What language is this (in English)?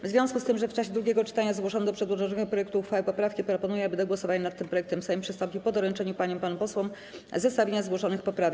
Polish